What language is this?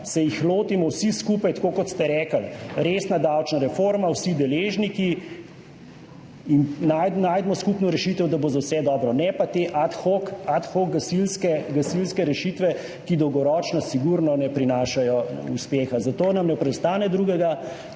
Slovenian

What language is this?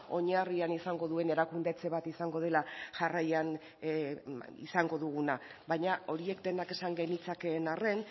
Basque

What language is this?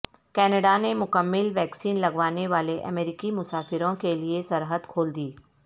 Urdu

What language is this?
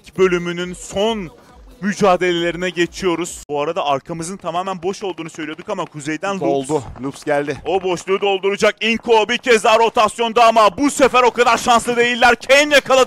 Turkish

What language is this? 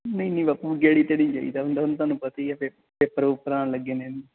Punjabi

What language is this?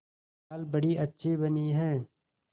Hindi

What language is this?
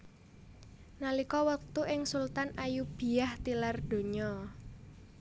Javanese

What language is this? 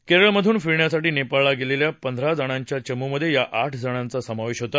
Marathi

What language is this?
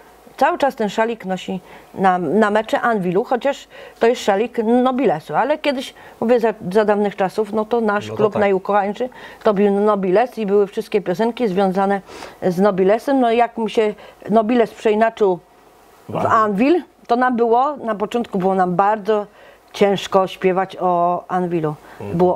Polish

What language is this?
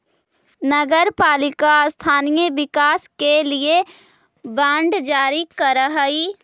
Magahi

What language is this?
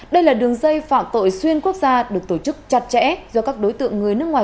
Vietnamese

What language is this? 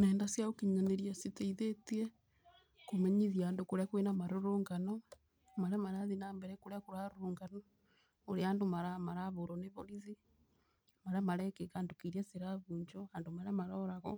Kikuyu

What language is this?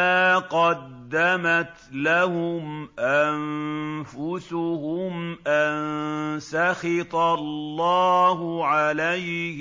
Arabic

